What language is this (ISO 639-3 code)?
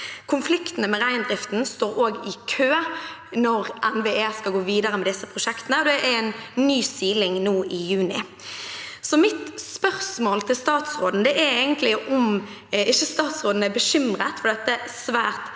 nor